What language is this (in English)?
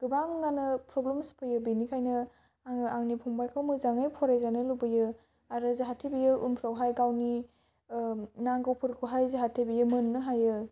Bodo